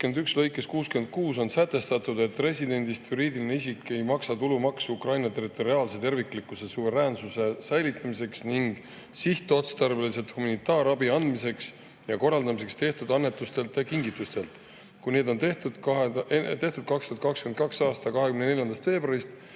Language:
Estonian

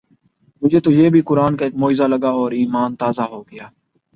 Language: Urdu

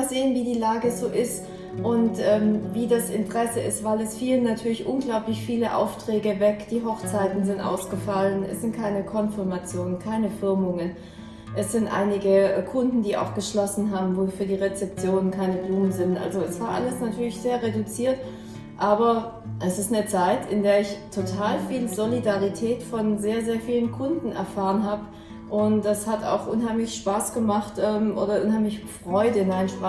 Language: German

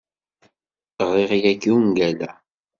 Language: Kabyle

